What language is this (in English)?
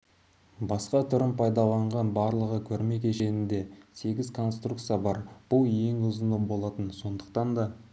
Kazakh